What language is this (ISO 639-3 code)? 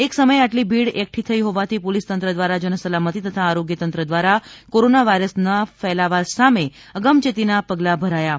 guj